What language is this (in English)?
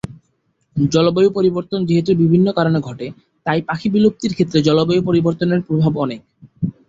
Bangla